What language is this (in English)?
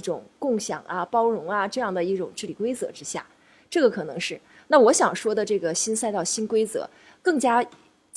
Chinese